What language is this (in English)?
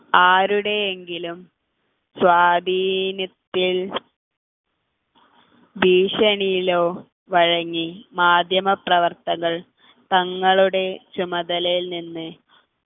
Malayalam